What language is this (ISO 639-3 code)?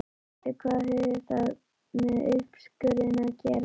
isl